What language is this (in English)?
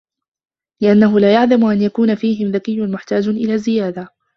Arabic